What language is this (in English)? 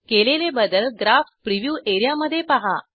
Marathi